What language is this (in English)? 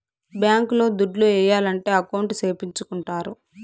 Telugu